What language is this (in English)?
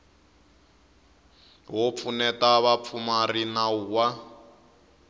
Tsonga